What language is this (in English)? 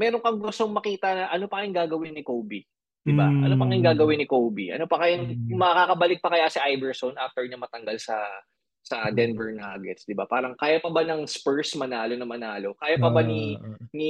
Filipino